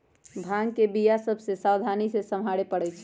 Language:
Magahi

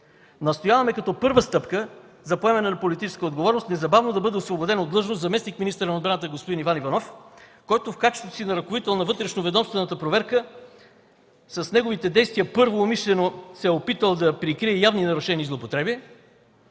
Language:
Bulgarian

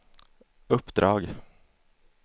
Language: Swedish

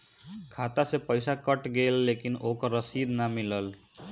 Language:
Bhojpuri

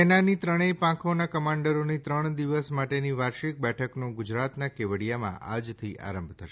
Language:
Gujarati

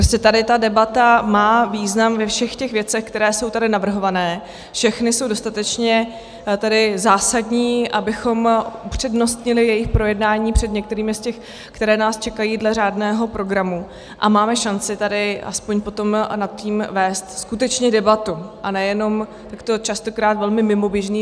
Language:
Czech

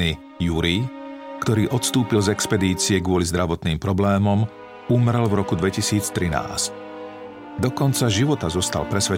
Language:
Slovak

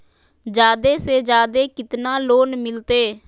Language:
Magahi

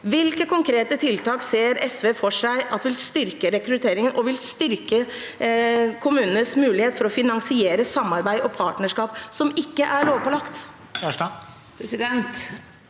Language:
Norwegian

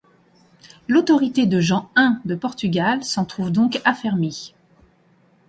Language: French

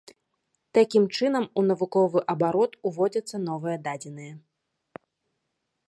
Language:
Belarusian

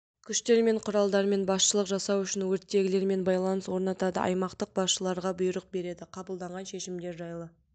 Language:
Kazakh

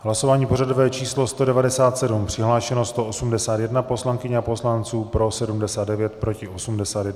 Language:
Czech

